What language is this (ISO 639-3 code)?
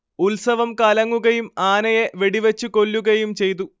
mal